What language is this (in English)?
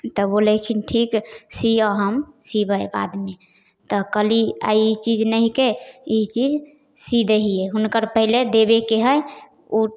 Maithili